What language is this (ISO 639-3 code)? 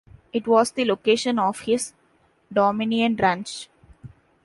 eng